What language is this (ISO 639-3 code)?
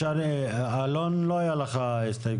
heb